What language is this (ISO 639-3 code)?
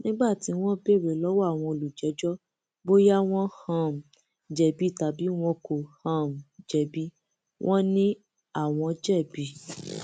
yor